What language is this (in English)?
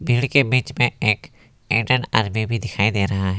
Hindi